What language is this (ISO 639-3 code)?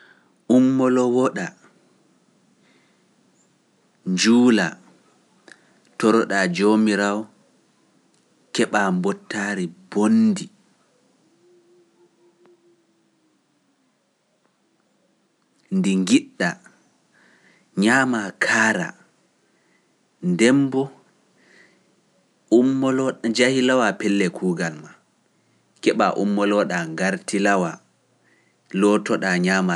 fuf